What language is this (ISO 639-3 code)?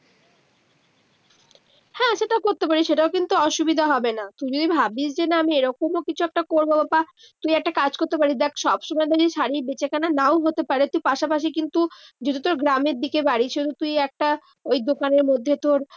ben